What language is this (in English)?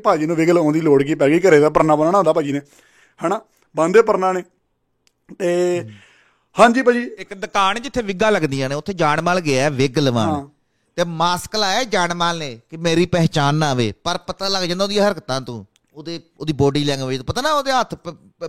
Punjabi